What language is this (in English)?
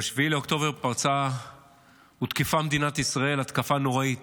Hebrew